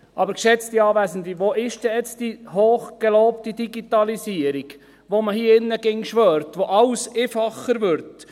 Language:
Swiss German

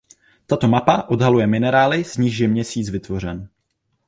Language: Czech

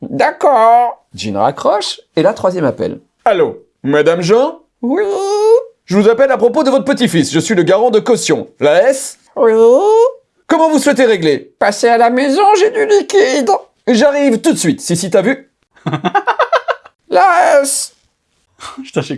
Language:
French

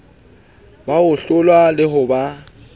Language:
Southern Sotho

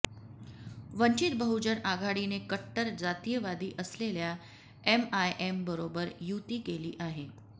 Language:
Marathi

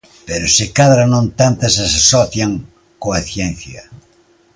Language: Galician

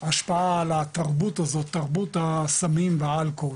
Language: Hebrew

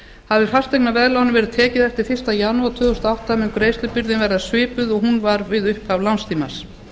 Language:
Icelandic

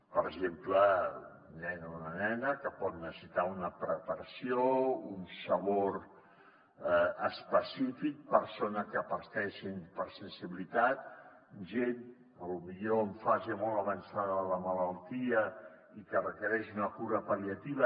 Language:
Catalan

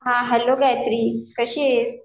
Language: Marathi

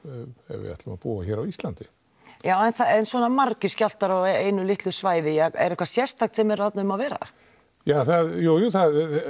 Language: Icelandic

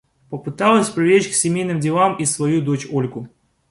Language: Russian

